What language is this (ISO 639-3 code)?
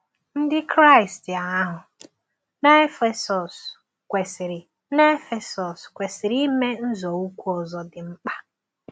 ibo